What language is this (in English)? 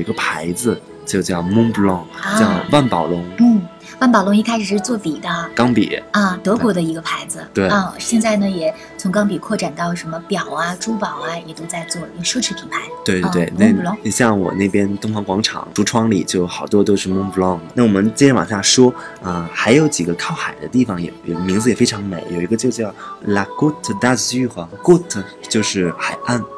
Chinese